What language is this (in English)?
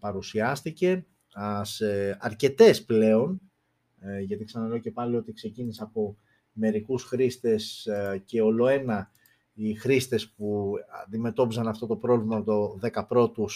Greek